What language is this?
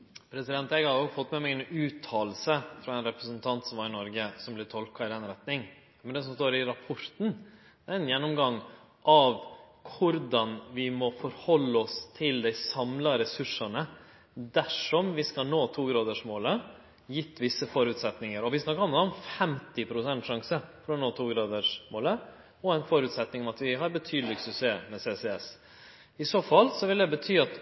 Norwegian Nynorsk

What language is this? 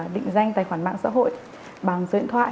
Vietnamese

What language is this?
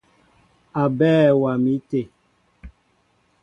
Mbo (Cameroon)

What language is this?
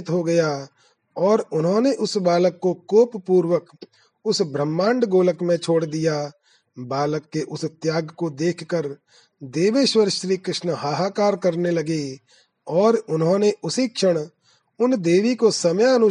Hindi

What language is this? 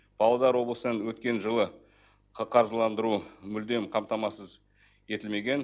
Kazakh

